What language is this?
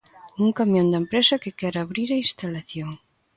Galician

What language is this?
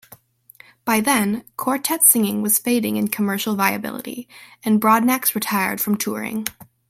English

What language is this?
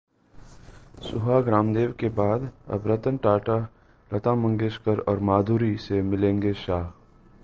Hindi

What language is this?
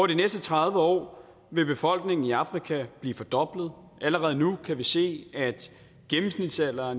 Danish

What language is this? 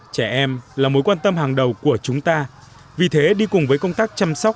Vietnamese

